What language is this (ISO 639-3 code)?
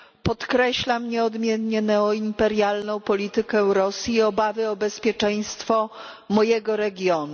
pol